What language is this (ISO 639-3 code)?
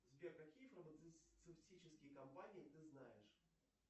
rus